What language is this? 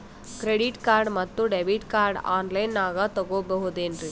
Kannada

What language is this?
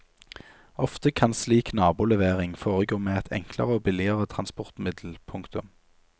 Norwegian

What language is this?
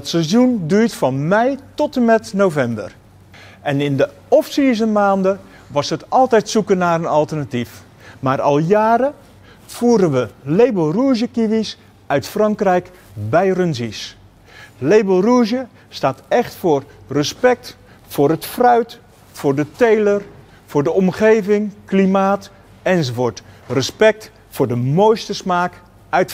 Dutch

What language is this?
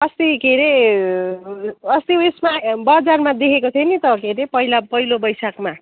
Nepali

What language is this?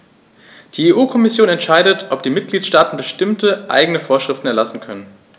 German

